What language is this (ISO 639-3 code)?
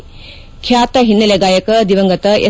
kan